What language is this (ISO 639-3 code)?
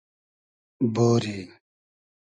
haz